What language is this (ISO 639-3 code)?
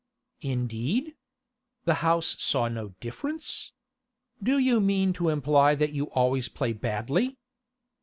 eng